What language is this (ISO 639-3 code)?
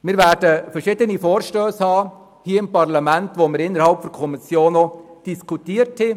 gsw